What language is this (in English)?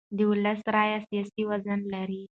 Pashto